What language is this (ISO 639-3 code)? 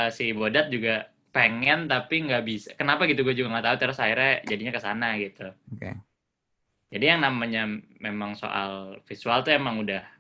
ind